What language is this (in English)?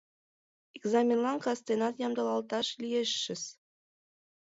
Mari